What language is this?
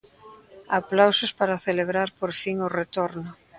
Galician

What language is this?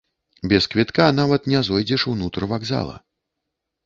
Belarusian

